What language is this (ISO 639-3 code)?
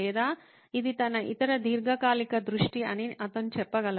tel